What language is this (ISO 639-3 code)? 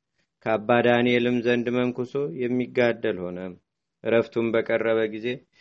amh